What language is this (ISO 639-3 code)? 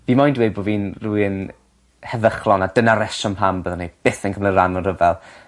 cym